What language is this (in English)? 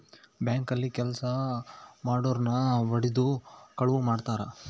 Kannada